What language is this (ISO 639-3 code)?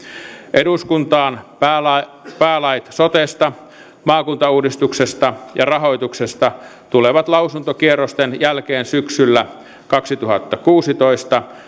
fin